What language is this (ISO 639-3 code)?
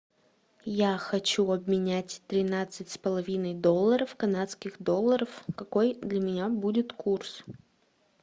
rus